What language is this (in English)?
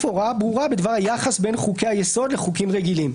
Hebrew